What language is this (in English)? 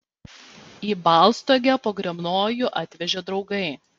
Lithuanian